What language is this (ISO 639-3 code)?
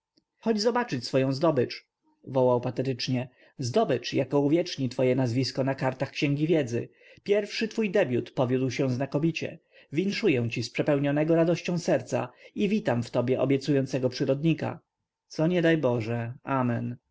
pol